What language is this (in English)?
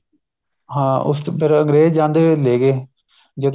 Punjabi